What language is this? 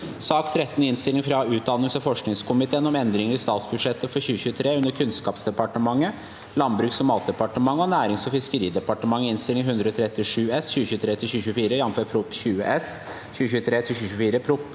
Norwegian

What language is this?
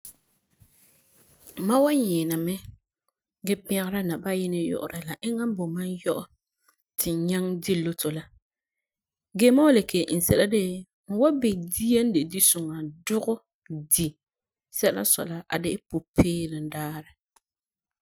Frafra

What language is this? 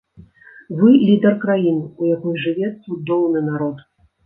Belarusian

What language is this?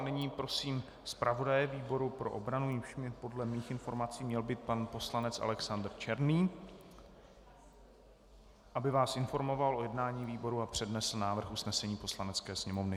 Czech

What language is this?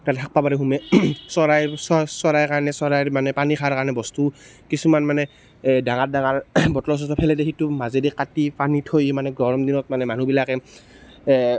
Assamese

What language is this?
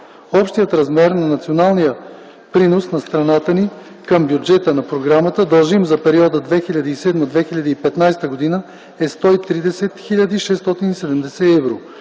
Bulgarian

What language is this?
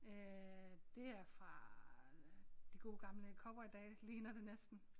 Danish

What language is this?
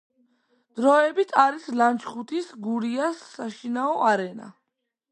Georgian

